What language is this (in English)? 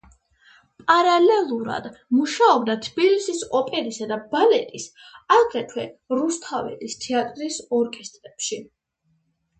Georgian